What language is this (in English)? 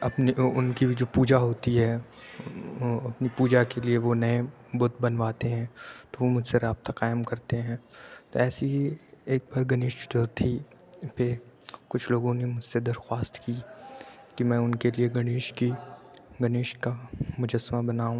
Urdu